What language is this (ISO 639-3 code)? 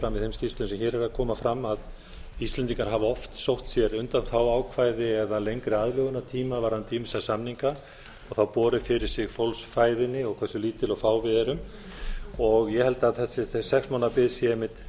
isl